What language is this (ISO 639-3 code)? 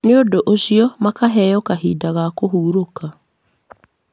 kik